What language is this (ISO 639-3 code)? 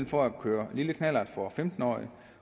dan